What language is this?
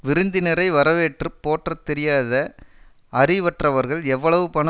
Tamil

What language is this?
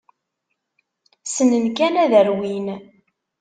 Kabyle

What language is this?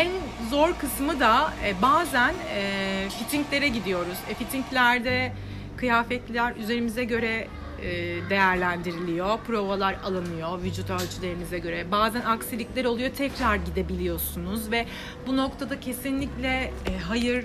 Turkish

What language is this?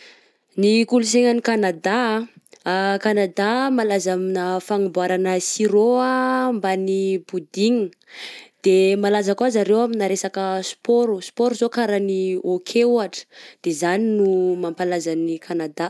Southern Betsimisaraka Malagasy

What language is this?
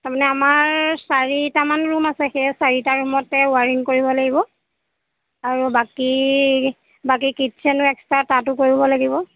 Assamese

